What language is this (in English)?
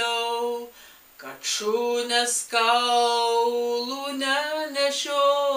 Lithuanian